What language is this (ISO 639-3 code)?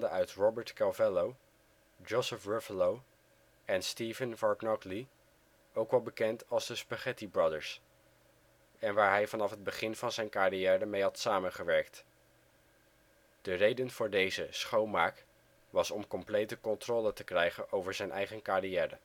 nld